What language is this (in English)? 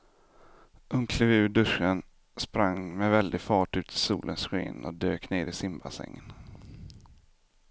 Swedish